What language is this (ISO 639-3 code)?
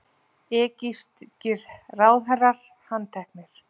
isl